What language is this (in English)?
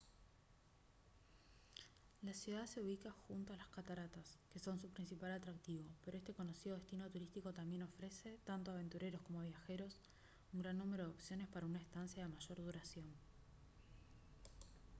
Spanish